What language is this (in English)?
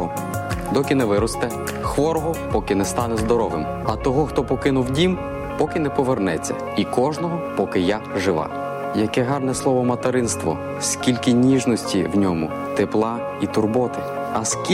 Ukrainian